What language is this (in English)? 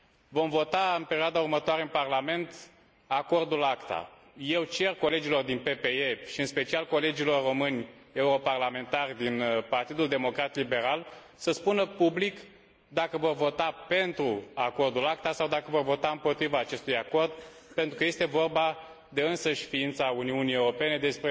Romanian